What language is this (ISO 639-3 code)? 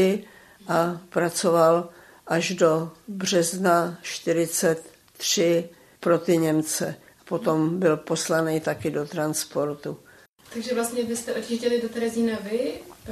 ces